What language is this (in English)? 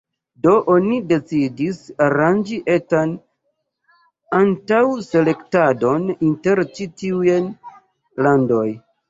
Esperanto